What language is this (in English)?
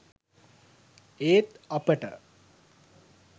Sinhala